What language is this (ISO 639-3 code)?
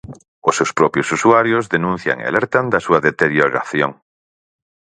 glg